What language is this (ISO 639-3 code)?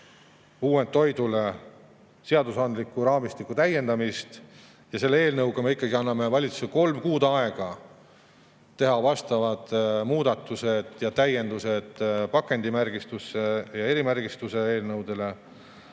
est